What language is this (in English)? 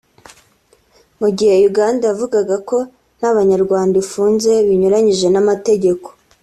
Kinyarwanda